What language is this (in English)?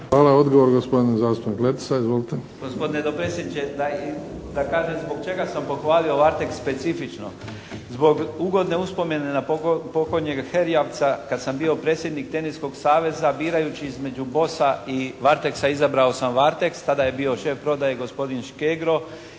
Croatian